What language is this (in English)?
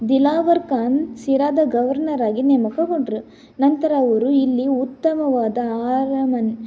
Kannada